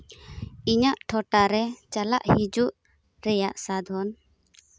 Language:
Santali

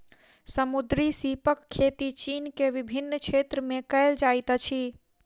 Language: Maithili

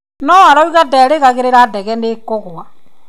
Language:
Kikuyu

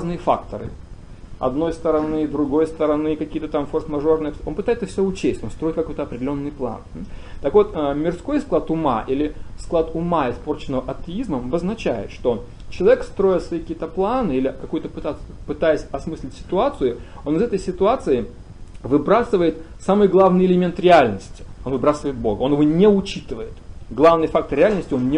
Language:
Russian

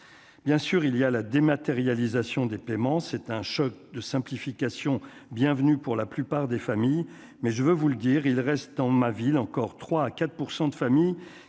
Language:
French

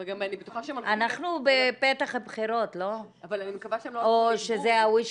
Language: Hebrew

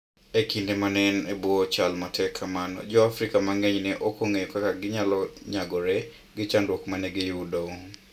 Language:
Luo (Kenya and Tanzania)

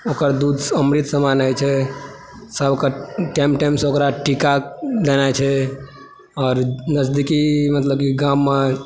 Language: Maithili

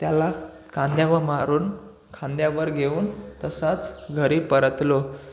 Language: Marathi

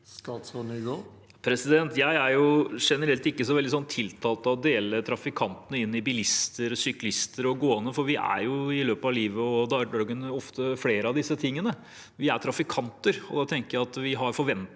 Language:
Norwegian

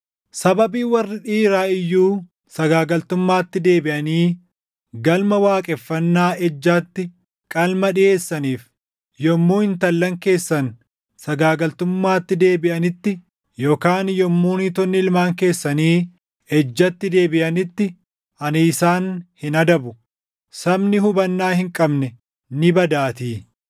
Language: Oromo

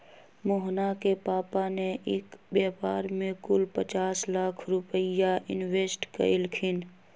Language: Magahi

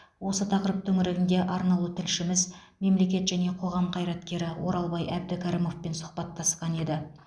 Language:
Kazakh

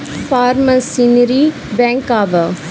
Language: Bhojpuri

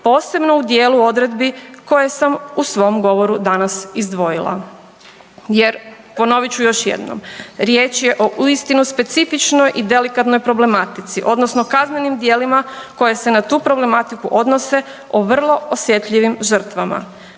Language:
Croatian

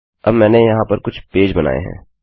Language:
Hindi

